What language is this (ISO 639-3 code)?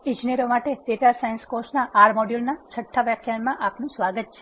guj